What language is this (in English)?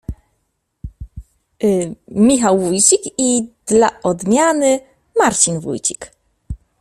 Polish